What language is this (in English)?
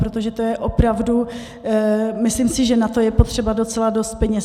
Czech